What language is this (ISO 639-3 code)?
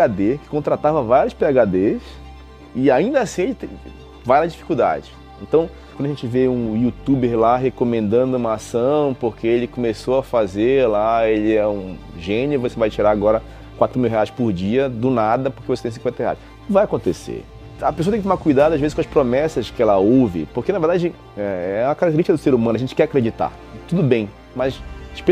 por